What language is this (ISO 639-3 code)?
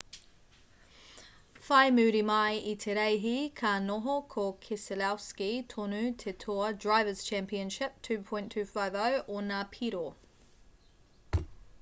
mri